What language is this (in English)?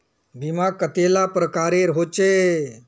Magahi